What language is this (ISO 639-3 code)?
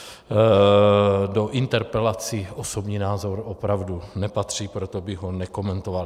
ces